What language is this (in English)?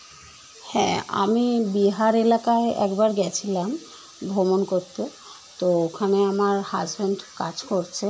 Bangla